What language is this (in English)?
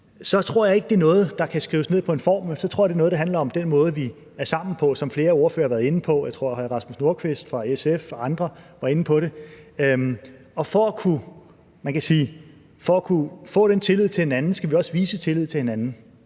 Danish